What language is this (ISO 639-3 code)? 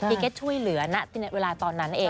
tha